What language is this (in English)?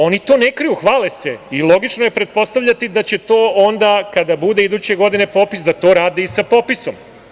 Serbian